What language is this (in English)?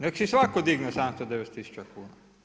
Croatian